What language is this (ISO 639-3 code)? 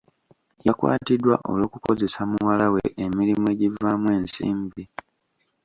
lug